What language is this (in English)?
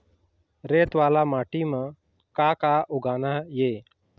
Chhattisgarhi